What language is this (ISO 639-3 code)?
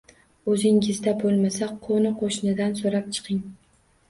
uzb